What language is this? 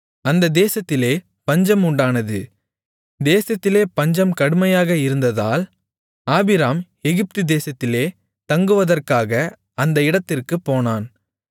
Tamil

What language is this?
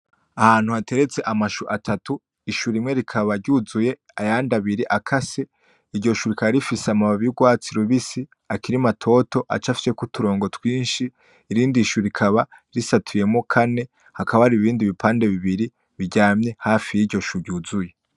Rundi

